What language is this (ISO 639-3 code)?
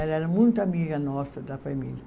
por